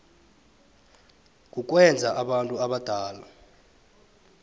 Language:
South Ndebele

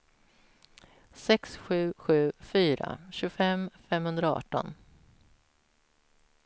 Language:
Swedish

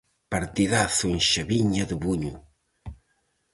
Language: Galician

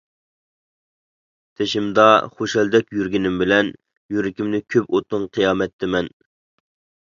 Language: Uyghur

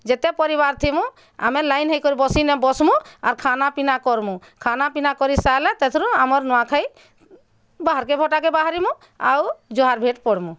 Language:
Odia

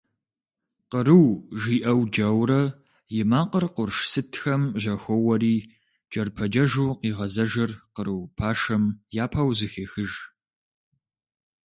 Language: Kabardian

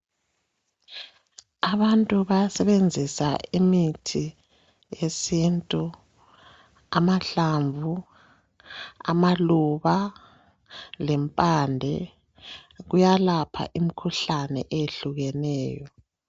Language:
North Ndebele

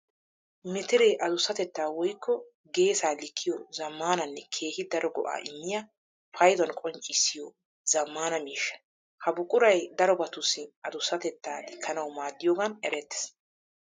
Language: Wolaytta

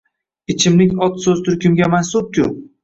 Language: Uzbek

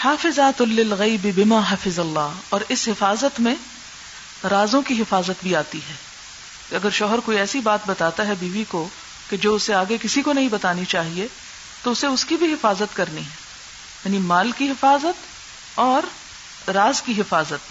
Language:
Urdu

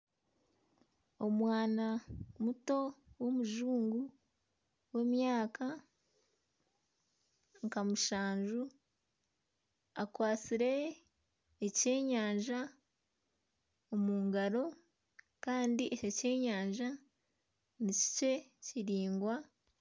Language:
Nyankole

